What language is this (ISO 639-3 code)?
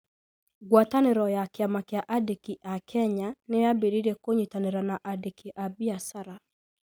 kik